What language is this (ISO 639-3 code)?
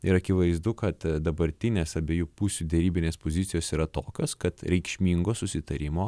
lit